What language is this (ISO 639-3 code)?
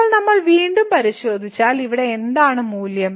mal